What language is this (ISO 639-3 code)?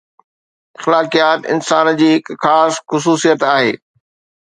snd